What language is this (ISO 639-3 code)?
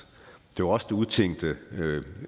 dan